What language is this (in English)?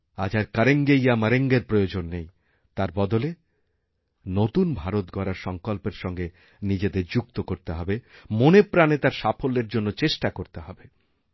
Bangla